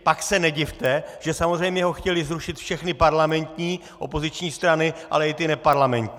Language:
Czech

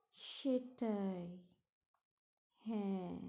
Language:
Bangla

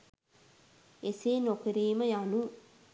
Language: Sinhala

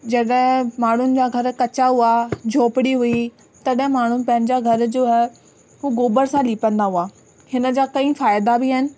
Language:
Sindhi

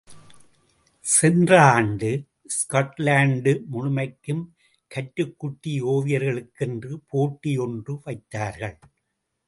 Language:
Tamil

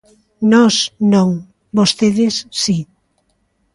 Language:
Galician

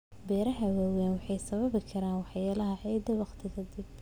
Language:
Somali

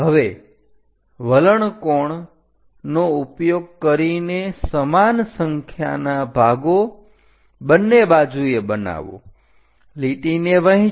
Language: Gujarati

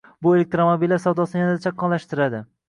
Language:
Uzbek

